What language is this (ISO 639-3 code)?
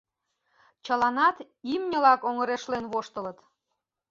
chm